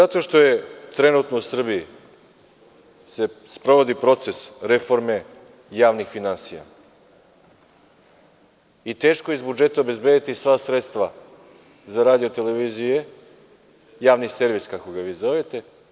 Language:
Serbian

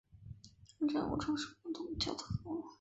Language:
Chinese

